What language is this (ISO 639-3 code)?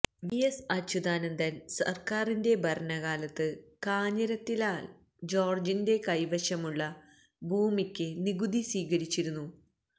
mal